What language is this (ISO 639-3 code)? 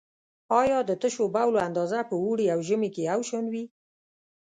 pus